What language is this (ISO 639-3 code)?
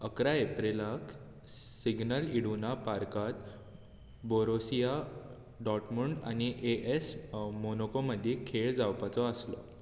kok